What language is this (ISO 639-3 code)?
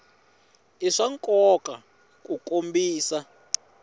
tso